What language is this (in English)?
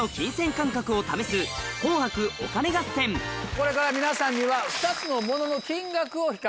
Japanese